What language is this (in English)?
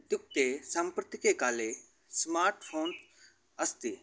Sanskrit